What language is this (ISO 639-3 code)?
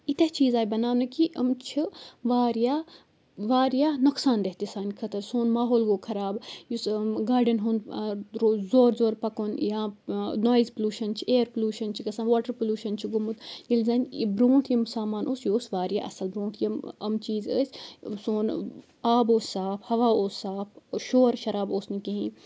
kas